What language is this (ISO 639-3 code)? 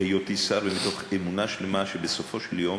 heb